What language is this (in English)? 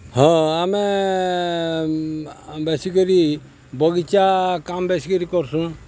Odia